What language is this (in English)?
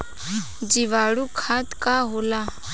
Bhojpuri